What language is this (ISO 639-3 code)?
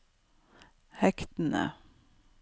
nor